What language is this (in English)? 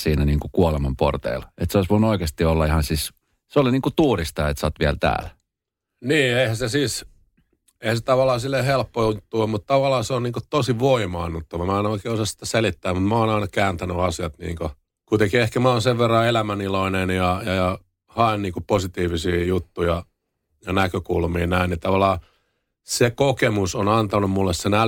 Finnish